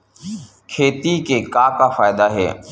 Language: Chhattisgarhi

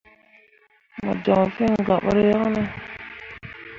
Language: Mundang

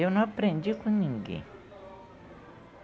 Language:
Portuguese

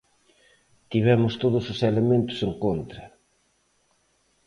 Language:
Galician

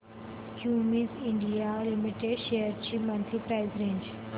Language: Marathi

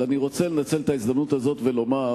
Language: Hebrew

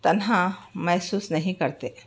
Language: Urdu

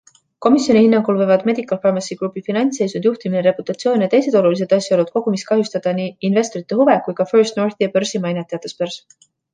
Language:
Estonian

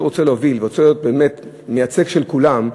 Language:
Hebrew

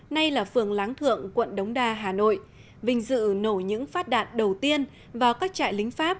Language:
Vietnamese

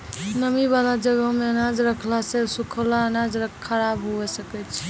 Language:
Maithili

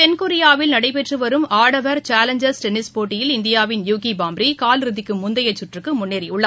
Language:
Tamil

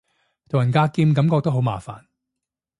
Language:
Cantonese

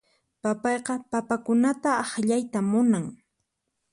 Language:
Puno Quechua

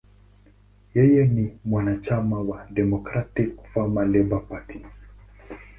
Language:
Swahili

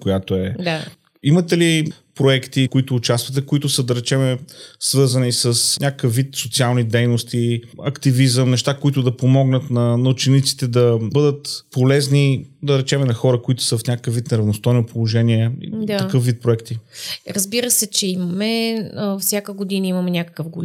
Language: Bulgarian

